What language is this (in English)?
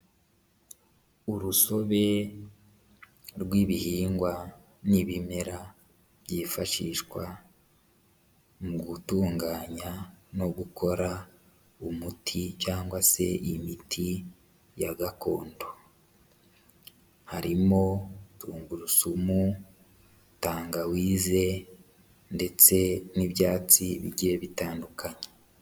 Kinyarwanda